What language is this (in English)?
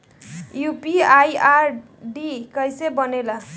Bhojpuri